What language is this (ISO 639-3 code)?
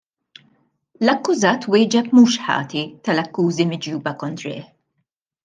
mlt